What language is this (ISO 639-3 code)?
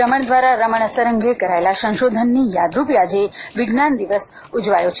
guj